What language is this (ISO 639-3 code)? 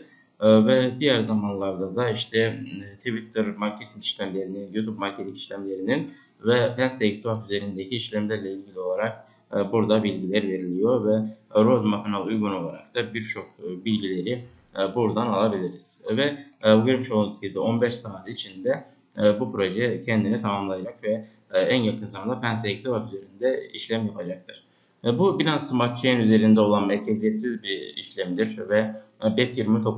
tur